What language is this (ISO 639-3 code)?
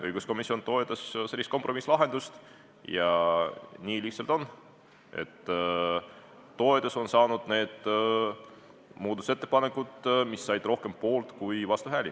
est